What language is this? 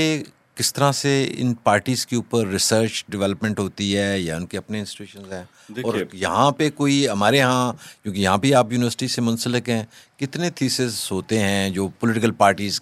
Urdu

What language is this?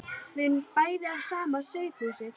Icelandic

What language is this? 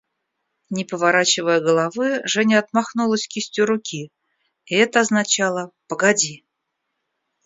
Russian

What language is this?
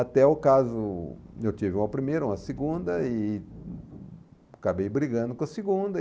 Portuguese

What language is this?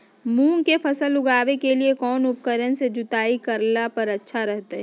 Magahi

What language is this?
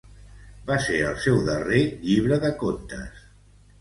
Catalan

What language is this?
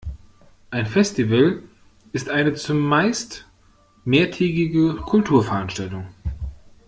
German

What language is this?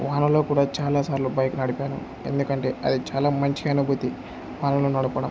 Telugu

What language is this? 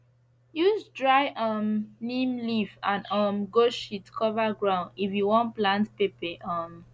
Nigerian Pidgin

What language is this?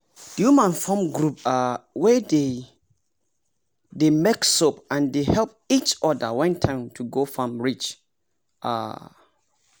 Nigerian Pidgin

